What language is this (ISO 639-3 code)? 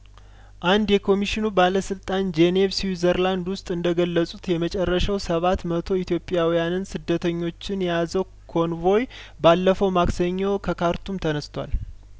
amh